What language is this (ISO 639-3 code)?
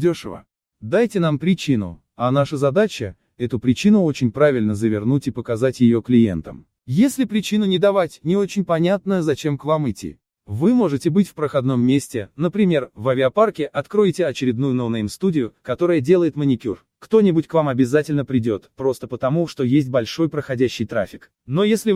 rus